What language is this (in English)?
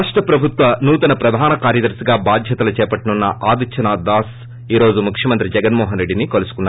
Telugu